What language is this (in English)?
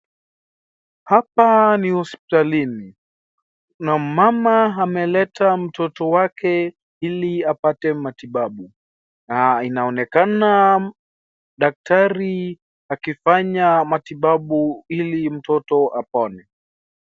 Swahili